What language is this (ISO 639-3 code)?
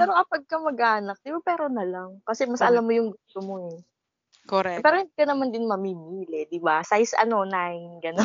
fil